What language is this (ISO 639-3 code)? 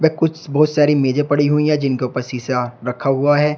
hin